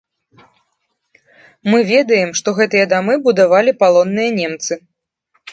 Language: Belarusian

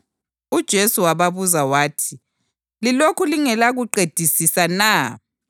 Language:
North Ndebele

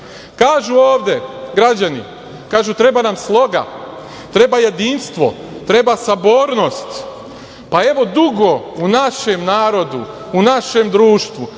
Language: Serbian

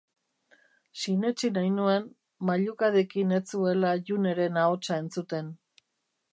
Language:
Basque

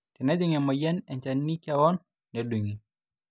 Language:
Masai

